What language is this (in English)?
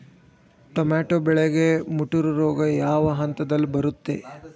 Kannada